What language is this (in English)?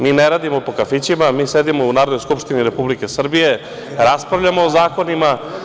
Serbian